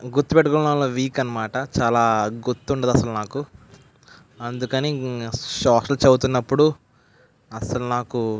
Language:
Telugu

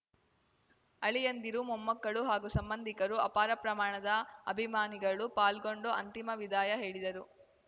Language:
Kannada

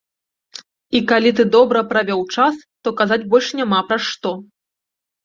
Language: Belarusian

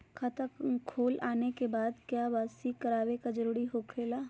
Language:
Magahi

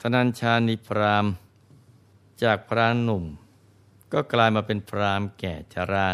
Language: Thai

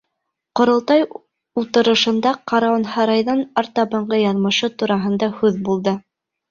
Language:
Bashkir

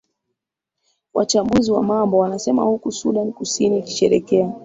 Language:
Swahili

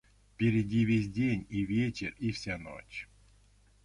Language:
Russian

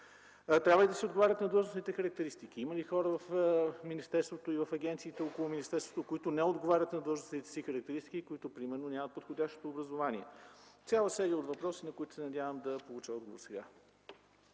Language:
Bulgarian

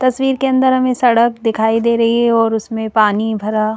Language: Hindi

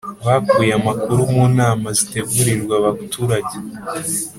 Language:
Kinyarwanda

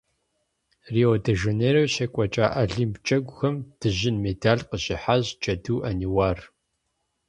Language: Kabardian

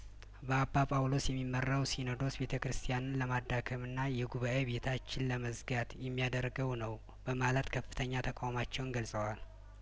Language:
Amharic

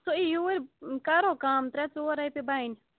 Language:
Kashmiri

